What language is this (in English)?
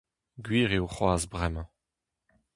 Breton